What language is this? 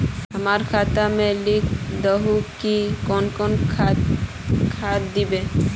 Magahi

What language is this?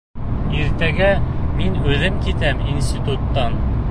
Bashkir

